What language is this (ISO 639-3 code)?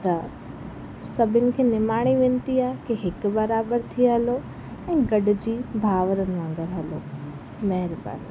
snd